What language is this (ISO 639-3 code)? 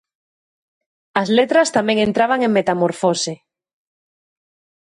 glg